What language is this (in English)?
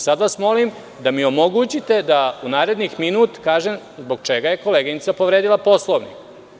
Serbian